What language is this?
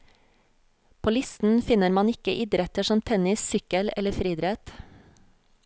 Norwegian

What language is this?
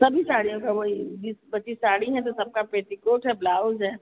Hindi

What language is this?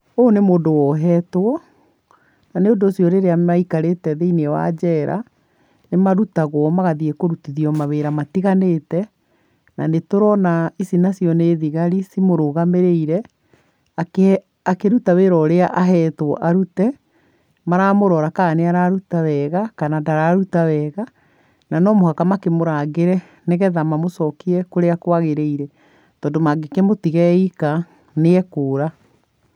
Kikuyu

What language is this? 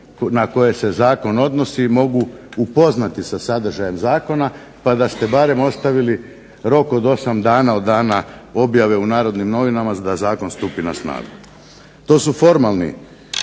Croatian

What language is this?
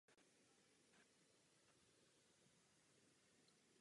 Czech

